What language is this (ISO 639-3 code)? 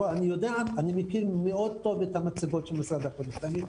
heb